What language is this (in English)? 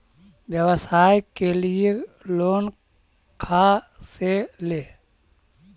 Magahi